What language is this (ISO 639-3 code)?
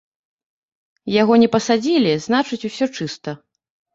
bel